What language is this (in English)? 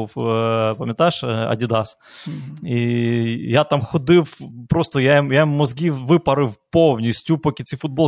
Ukrainian